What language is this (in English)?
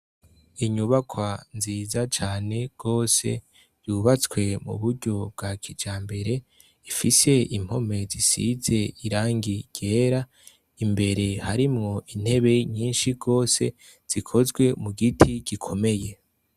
Rundi